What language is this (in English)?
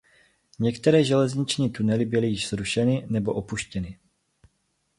Czech